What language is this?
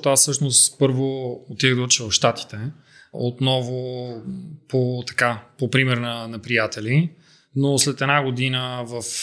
Bulgarian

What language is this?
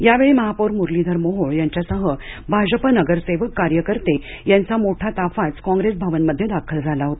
Marathi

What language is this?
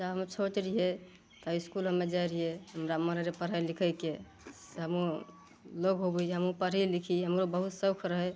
Maithili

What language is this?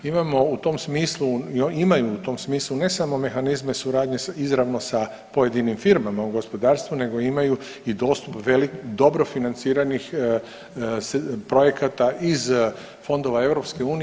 Croatian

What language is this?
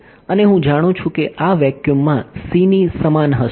Gujarati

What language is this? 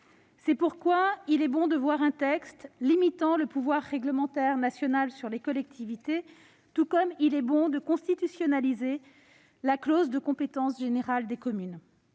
French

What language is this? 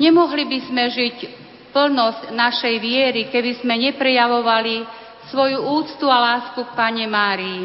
Slovak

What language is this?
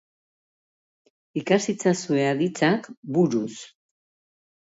Basque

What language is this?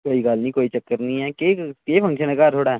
Dogri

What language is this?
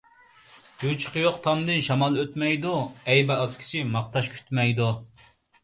Uyghur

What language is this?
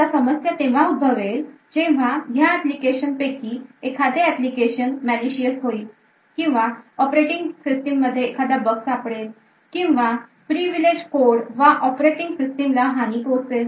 Marathi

